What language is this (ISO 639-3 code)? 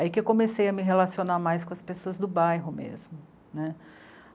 por